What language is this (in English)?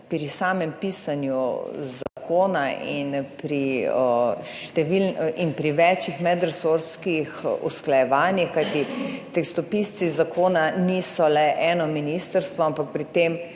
Slovenian